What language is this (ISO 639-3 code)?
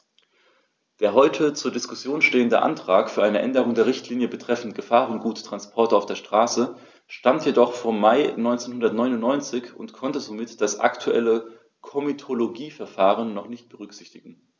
deu